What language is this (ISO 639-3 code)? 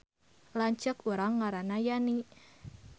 sun